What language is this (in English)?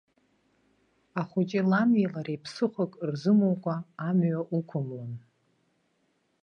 Abkhazian